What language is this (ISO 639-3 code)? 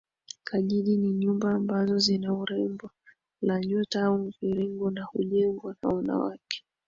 swa